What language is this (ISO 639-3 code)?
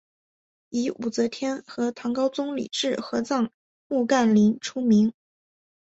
zho